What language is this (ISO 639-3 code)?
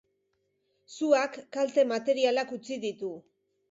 eus